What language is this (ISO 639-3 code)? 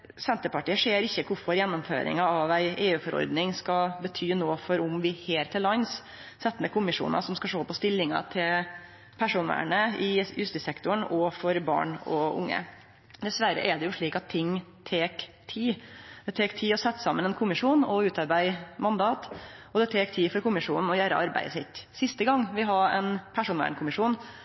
nno